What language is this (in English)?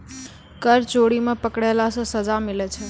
Maithili